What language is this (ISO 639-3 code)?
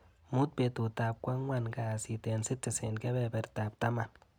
kln